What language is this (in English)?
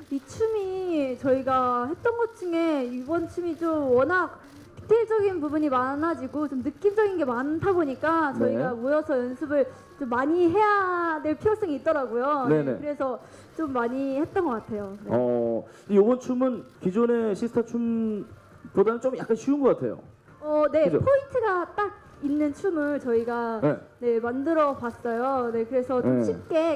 Korean